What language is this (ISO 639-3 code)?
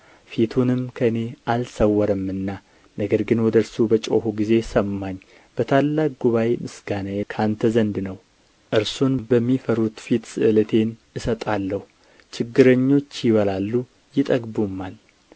amh